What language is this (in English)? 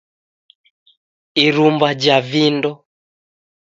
Taita